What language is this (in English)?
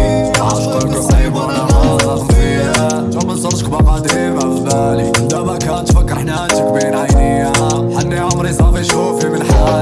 Arabic